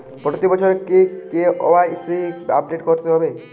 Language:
Bangla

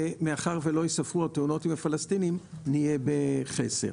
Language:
Hebrew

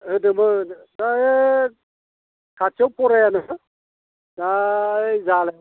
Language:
Bodo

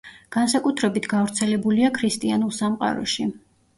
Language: Georgian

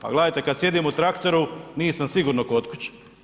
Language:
Croatian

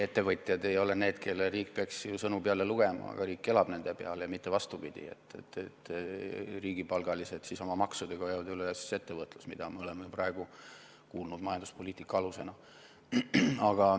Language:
Estonian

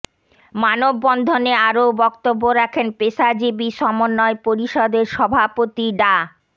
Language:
Bangla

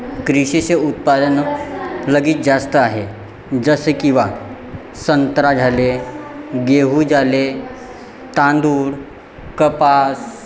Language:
Marathi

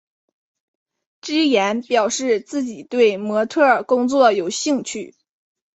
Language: Chinese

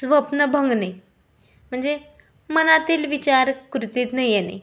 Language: Marathi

